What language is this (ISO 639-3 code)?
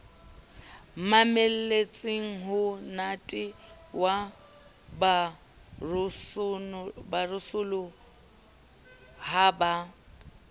sot